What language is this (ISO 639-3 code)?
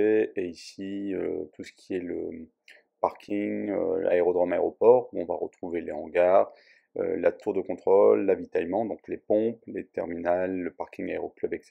fra